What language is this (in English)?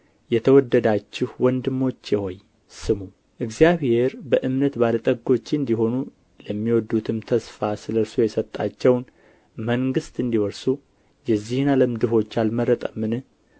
Amharic